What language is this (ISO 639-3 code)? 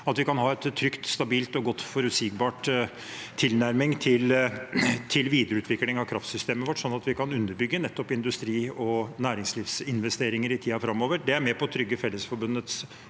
nor